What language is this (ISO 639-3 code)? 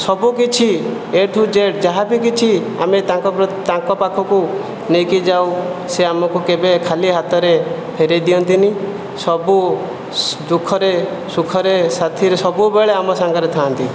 ori